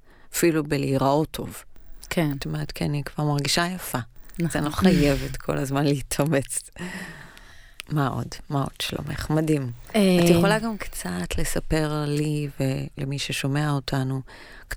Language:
Hebrew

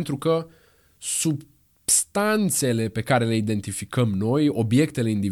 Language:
Romanian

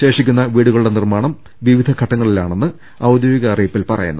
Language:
Malayalam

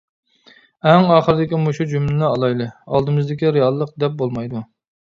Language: Uyghur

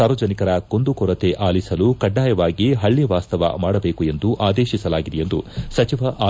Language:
Kannada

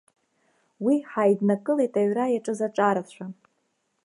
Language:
Abkhazian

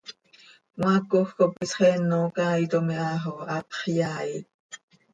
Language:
Seri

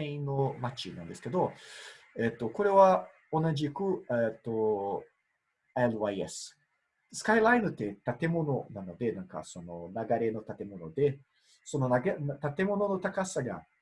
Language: Japanese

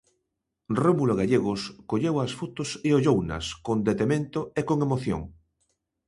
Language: Galician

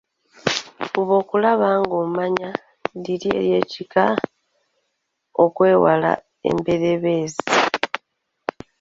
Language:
Ganda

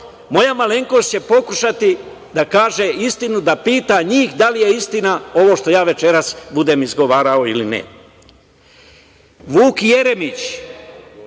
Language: Serbian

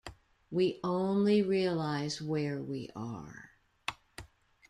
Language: English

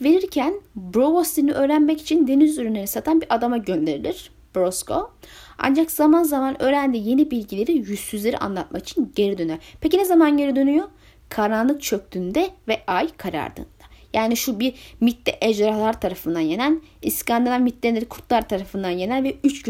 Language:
Turkish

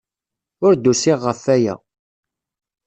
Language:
Kabyle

